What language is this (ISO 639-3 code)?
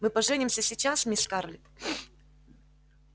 rus